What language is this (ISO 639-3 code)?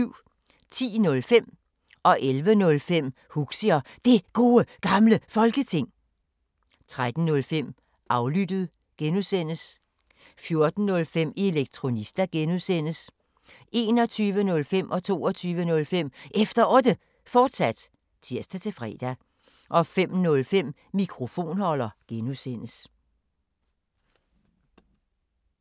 dan